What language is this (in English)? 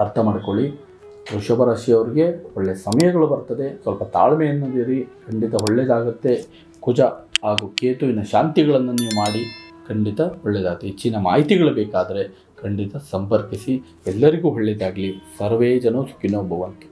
Kannada